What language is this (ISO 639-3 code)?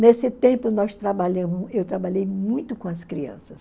por